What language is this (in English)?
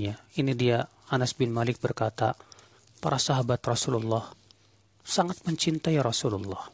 Indonesian